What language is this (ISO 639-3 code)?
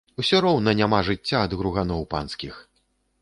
bel